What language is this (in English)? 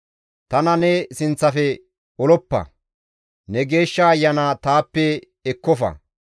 Gamo